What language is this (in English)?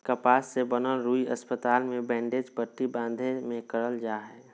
Magahi